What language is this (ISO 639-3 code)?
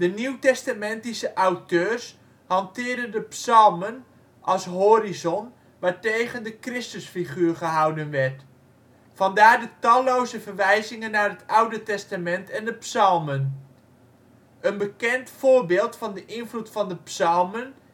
nld